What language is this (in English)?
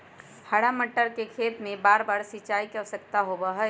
Magahi